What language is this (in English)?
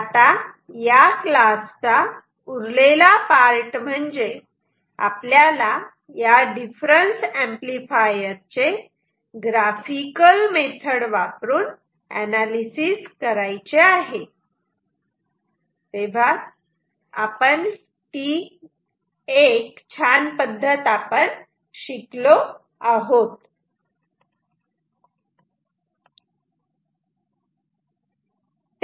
Marathi